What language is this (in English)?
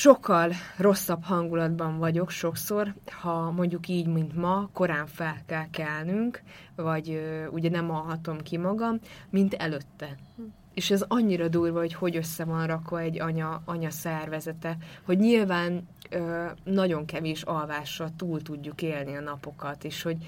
Hungarian